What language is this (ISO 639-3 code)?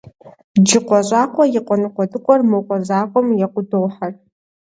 kbd